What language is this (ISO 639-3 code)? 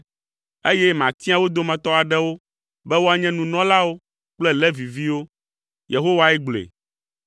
ewe